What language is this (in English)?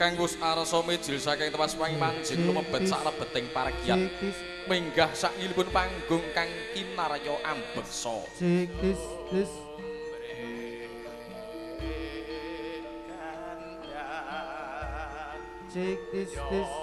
Indonesian